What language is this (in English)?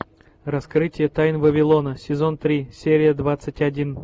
Russian